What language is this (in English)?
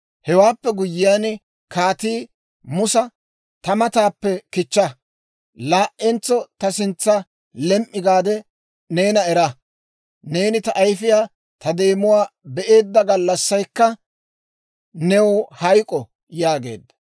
Dawro